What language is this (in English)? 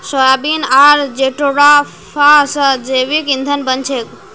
Magahi